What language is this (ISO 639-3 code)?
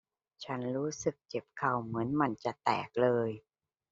tha